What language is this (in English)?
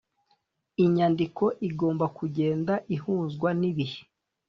Kinyarwanda